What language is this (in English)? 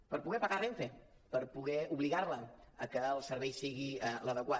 Catalan